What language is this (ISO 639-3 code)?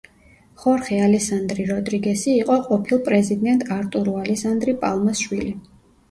kat